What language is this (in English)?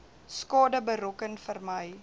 Afrikaans